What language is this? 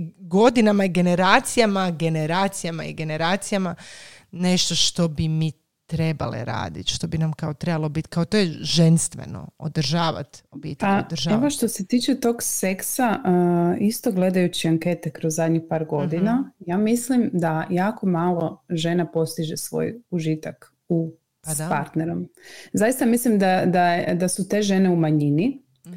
Croatian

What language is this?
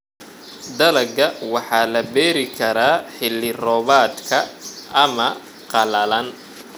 Somali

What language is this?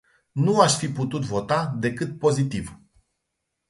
Romanian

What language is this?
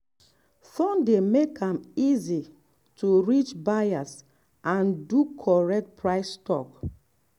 Nigerian Pidgin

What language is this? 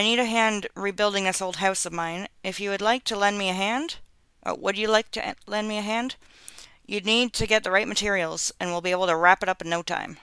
English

